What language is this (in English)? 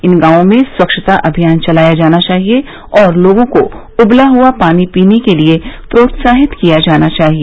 Hindi